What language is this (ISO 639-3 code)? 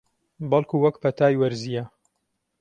ckb